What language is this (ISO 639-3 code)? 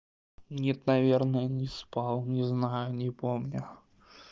rus